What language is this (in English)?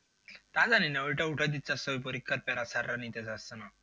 Bangla